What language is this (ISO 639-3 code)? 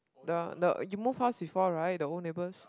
eng